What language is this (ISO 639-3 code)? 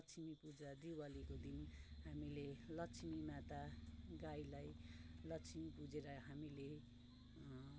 nep